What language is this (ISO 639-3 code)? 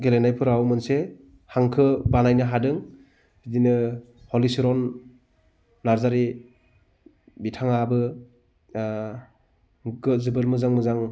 brx